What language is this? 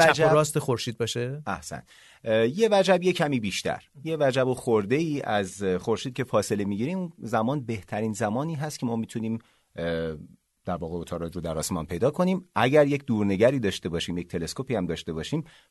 Persian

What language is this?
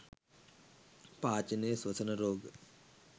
Sinhala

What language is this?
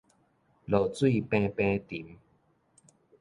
Min Nan Chinese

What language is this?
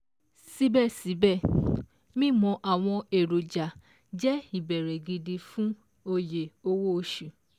Yoruba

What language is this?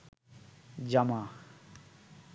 Bangla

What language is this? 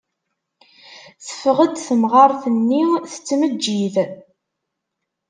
Kabyle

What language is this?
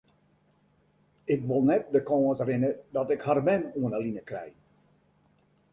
Western Frisian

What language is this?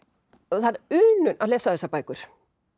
Icelandic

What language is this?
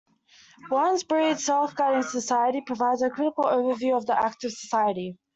English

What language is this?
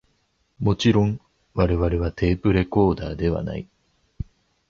Japanese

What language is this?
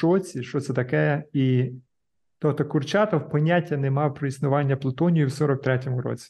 Ukrainian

